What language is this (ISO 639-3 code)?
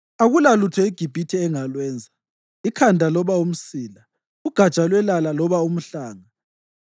nde